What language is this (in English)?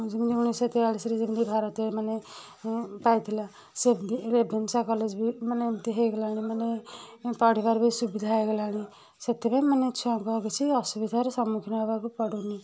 Odia